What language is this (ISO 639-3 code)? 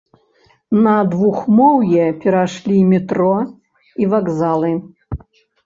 bel